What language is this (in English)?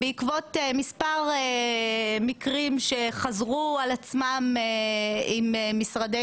Hebrew